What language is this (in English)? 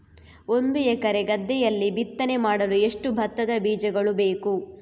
Kannada